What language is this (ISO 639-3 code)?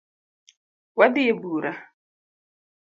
luo